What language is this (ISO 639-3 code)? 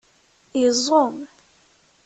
kab